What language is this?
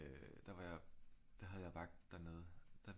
Danish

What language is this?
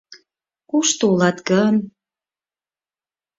Mari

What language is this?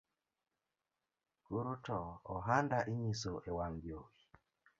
Luo (Kenya and Tanzania)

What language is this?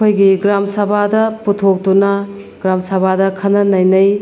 Manipuri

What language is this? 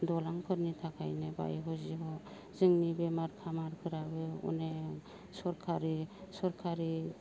Bodo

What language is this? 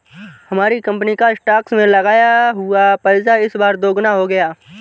Hindi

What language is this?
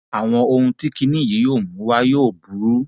Yoruba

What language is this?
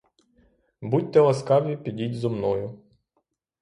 Ukrainian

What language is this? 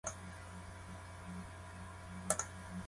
Japanese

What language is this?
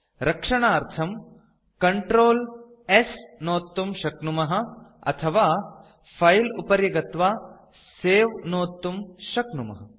Sanskrit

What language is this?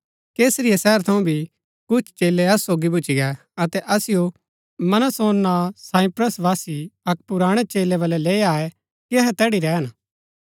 Gaddi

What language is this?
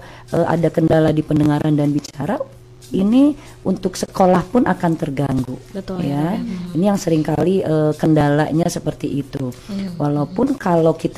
Indonesian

